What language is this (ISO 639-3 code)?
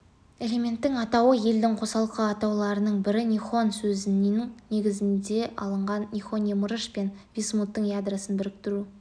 kaz